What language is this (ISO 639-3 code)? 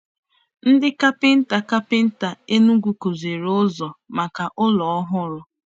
ibo